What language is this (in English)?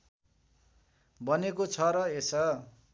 Nepali